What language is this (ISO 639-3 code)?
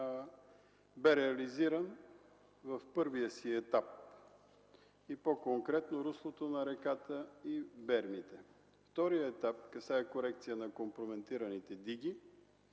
bul